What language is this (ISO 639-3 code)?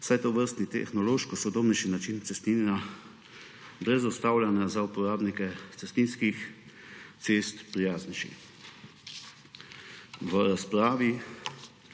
slv